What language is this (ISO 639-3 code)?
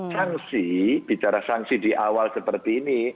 ind